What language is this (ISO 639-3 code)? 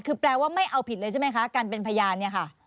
tha